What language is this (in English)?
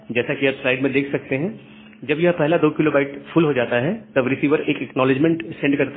Hindi